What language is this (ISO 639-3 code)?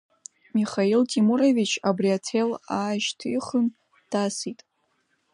abk